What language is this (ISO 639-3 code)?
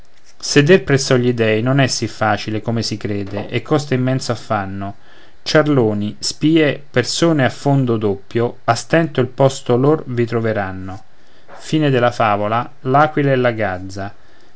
ita